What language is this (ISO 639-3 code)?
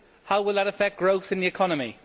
eng